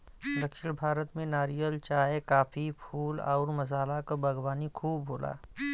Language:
Bhojpuri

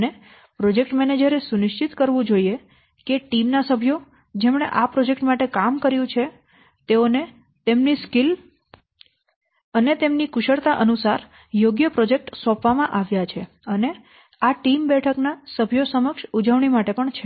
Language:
Gujarati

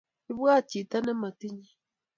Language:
Kalenjin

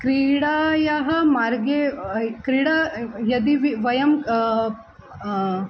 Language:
Sanskrit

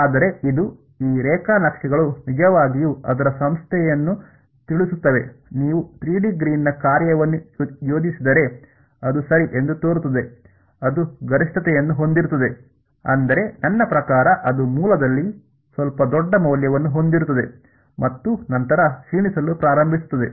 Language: Kannada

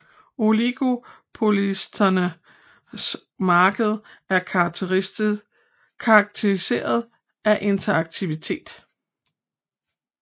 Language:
Danish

